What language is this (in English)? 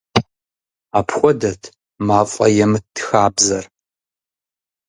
Kabardian